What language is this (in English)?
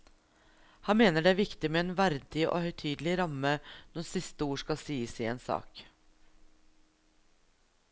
Norwegian